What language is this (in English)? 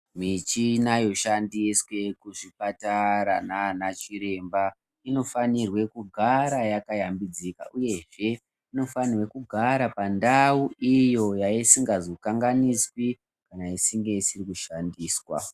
Ndau